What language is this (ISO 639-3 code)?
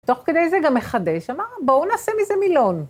heb